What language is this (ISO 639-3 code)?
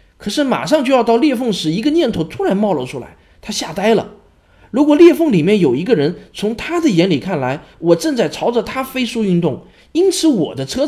zho